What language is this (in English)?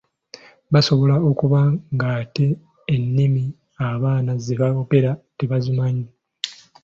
Ganda